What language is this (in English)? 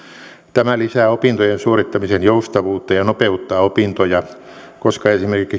Finnish